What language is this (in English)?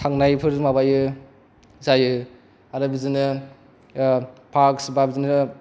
Bodo